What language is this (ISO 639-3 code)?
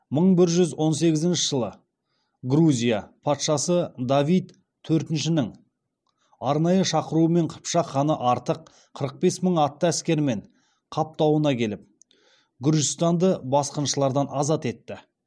kaz